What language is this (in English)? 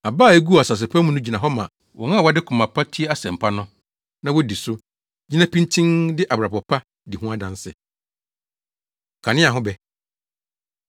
Akan